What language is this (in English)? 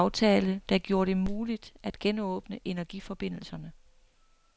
Danish